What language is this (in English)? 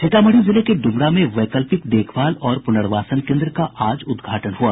Hindi